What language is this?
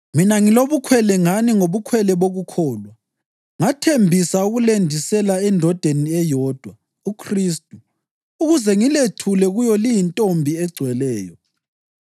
North Ndebele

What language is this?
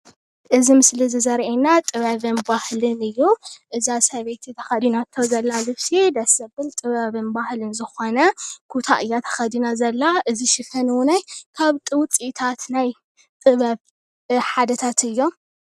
Tigrinya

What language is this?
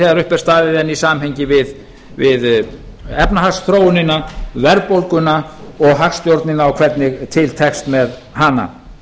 Icelandic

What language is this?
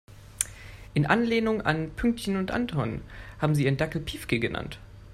German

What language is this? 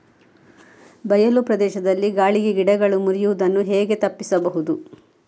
Kannada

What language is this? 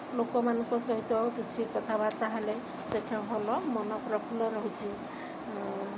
Odia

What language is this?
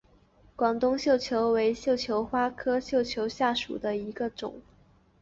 Chinese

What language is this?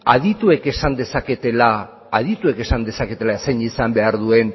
Basque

